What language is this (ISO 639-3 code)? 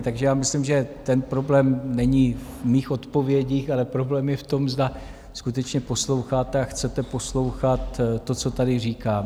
ces